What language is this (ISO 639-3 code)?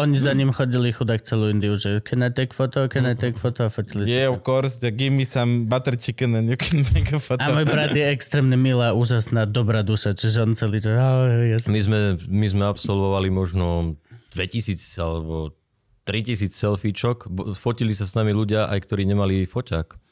slk